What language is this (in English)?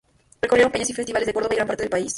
Spanish